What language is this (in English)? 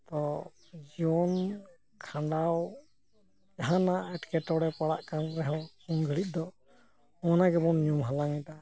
Santali